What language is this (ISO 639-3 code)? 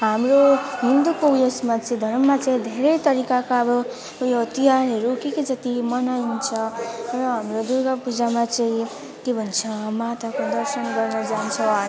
nep